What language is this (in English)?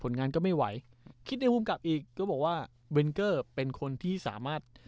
Thai